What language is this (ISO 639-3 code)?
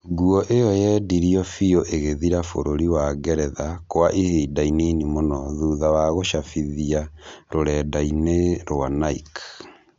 kik